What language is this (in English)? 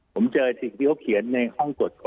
Thai